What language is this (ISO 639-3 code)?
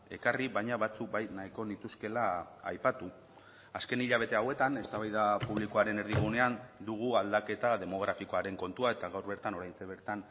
eus